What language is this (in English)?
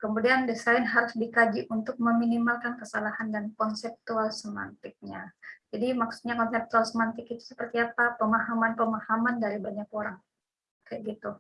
Indonesian